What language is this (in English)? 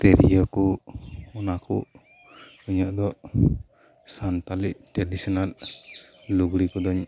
Santali